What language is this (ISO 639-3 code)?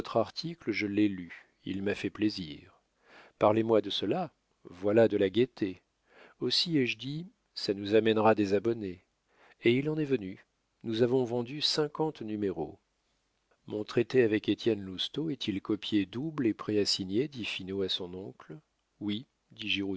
fra